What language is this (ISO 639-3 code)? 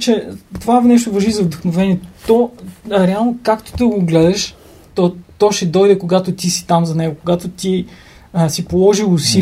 bul